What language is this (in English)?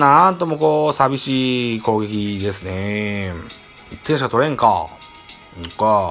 Japanese